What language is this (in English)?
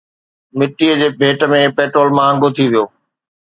Sindhi